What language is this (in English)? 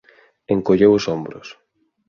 Galician